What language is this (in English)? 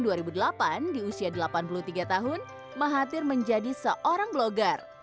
Indonesian